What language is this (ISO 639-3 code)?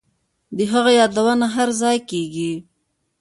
pus